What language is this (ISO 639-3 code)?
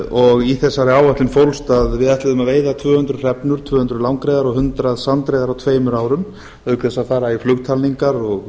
isl